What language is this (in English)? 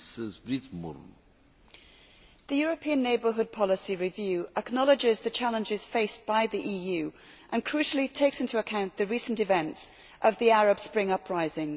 English